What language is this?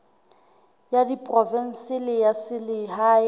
Southern Sotho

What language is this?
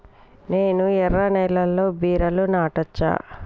Telugu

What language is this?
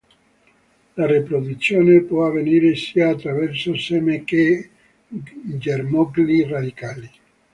Italian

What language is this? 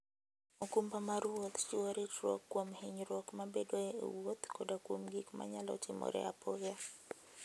Luo (Kenya and Tanzania)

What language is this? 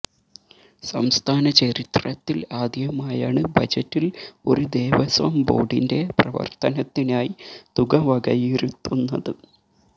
Malayalam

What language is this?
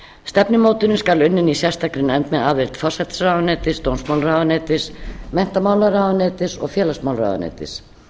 Icelandic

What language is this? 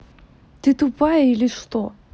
Russian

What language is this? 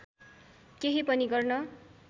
Nepali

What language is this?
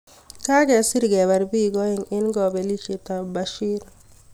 Kalenjin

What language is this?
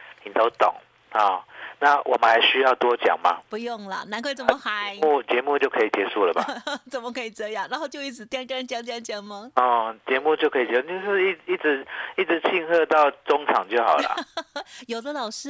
Chinese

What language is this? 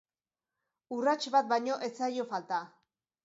Basque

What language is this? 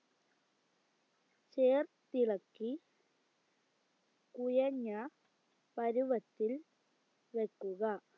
Malayalam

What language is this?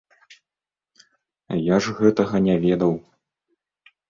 Belarusian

